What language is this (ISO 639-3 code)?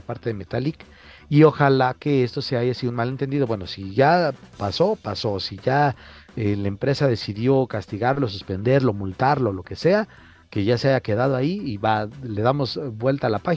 spa